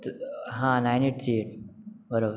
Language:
Marathi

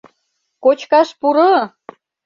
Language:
Mari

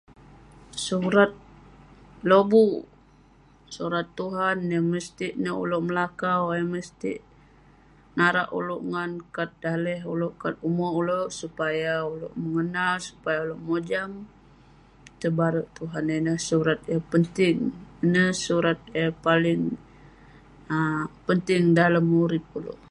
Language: Western Penan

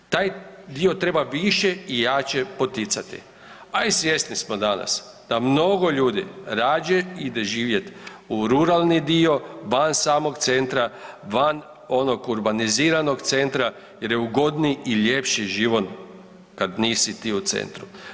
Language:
Croatian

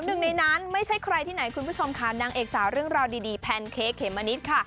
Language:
Thai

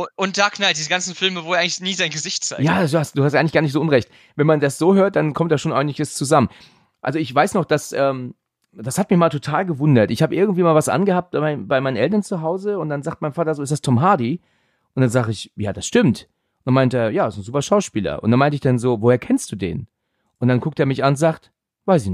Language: German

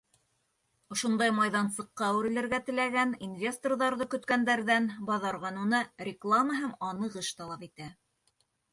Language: Bashkir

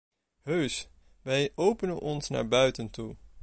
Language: Dutch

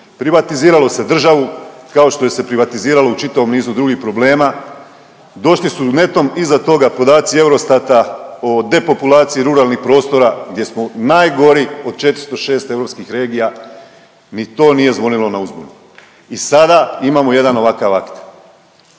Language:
Croatian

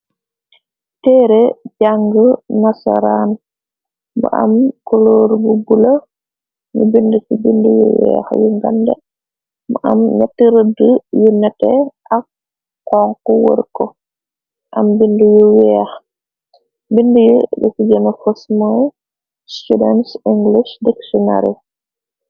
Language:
Wolof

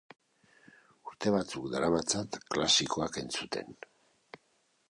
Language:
Basque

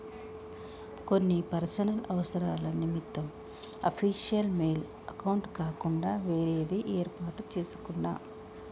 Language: Telugu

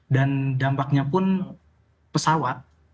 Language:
Indonesian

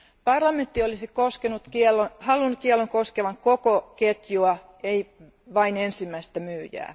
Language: Finnish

